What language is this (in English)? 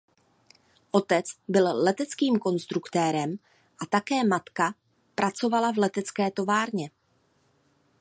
Czech